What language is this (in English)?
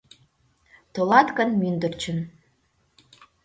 Mari